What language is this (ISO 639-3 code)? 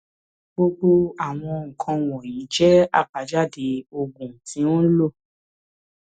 yor